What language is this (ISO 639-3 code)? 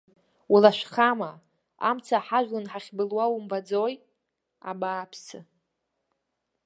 abk